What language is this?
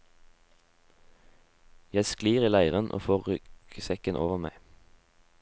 Norwegian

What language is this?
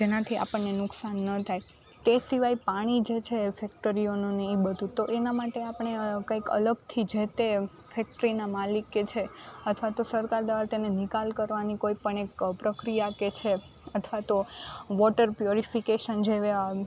Gujarati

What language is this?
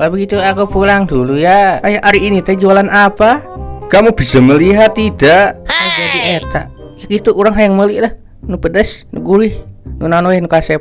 Indonesian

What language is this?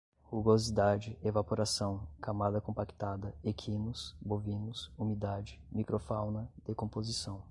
Portuguese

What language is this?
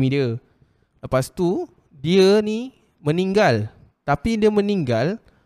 Malay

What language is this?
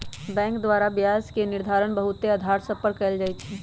Magahi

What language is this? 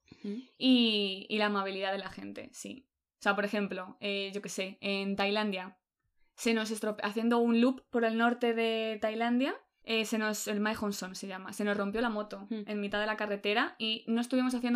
Spanish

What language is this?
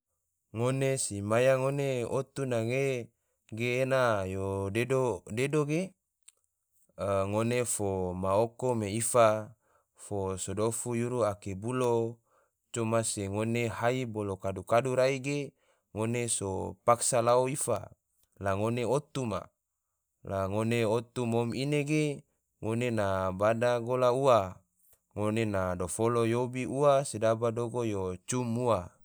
Tidore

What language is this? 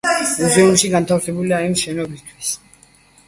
Georgian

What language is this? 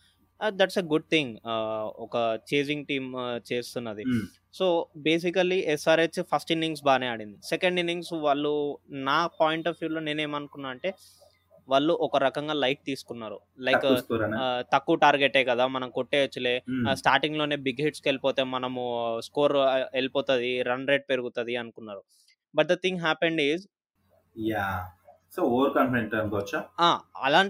Telugu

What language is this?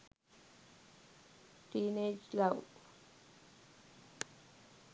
Sinhala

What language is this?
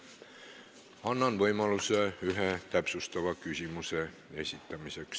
Estonian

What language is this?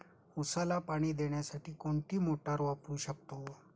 Marathi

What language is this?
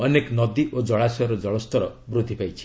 Odia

